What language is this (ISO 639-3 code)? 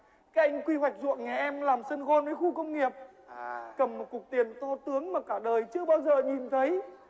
vie